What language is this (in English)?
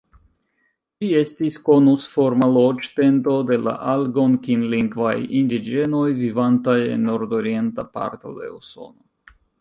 Esperanto